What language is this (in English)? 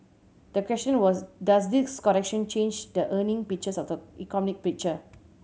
English